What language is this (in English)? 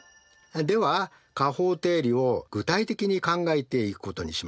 Japanese